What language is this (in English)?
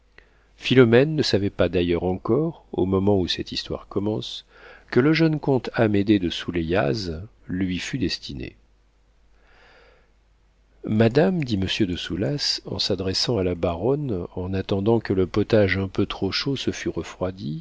French